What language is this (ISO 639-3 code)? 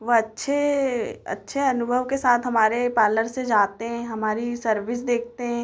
hin